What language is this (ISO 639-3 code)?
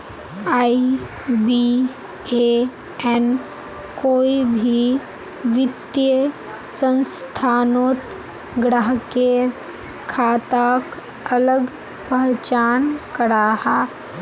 mag